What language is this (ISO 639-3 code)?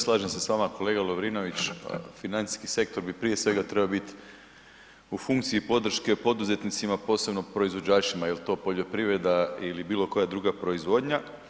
hrv